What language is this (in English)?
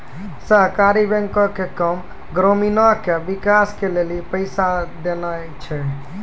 Maithili